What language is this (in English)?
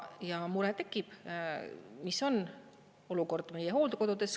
Estonian